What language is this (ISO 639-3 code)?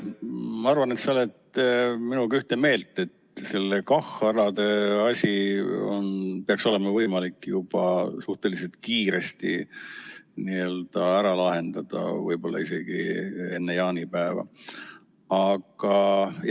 est